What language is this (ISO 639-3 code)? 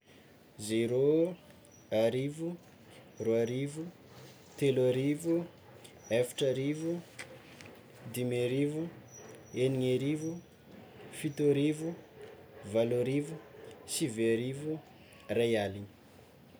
xmw